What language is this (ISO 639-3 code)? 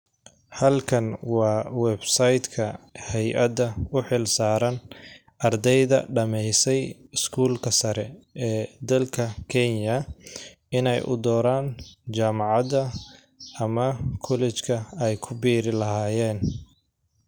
som